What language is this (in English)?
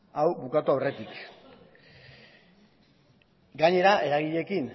Basque